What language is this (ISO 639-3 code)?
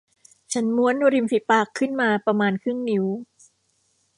tha